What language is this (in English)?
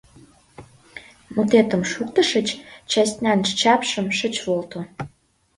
Mari